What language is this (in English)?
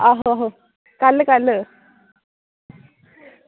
Dogri